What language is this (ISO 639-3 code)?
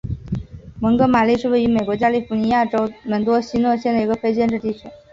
zho